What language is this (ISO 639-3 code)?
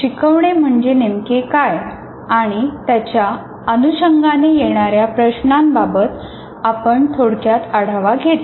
mar